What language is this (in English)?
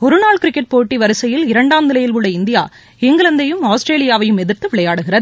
Tamil